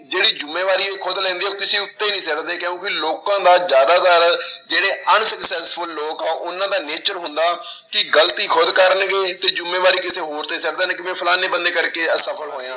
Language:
Punjabi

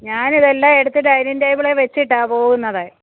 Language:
Malayalam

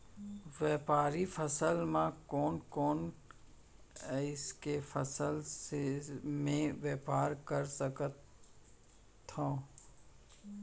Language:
Chhattisgarhi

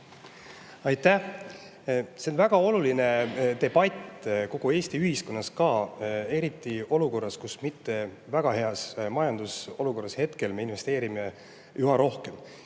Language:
Estonian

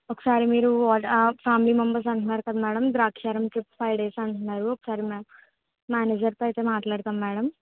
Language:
Telugu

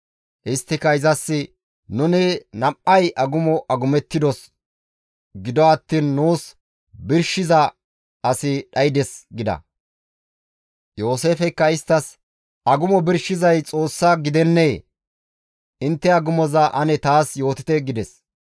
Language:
Gamo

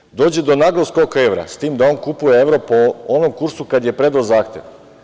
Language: Serbian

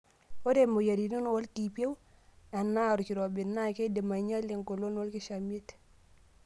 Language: Masai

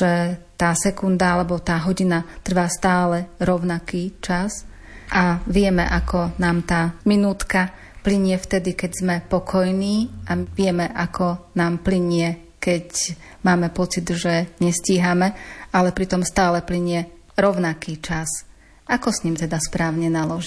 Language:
Slovak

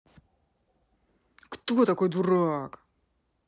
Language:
Russian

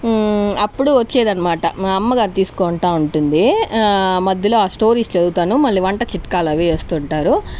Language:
Telugu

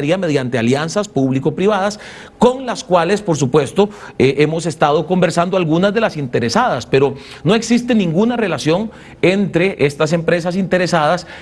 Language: Spanish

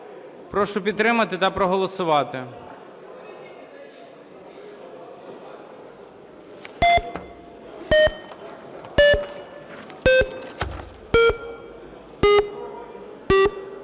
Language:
Ukrainian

